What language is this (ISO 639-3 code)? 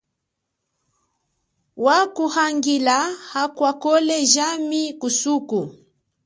cjk